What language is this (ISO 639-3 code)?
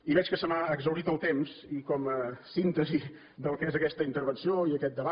cat